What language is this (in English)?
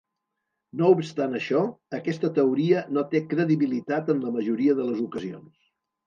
Catalan